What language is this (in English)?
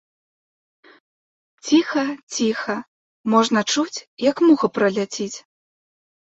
Belarusian